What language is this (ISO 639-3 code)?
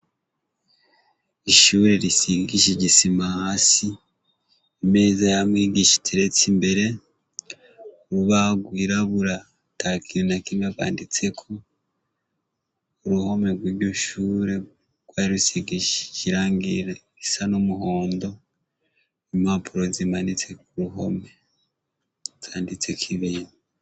run